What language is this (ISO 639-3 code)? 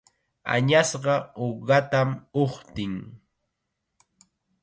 qxa